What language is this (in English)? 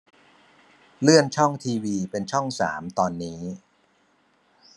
Thai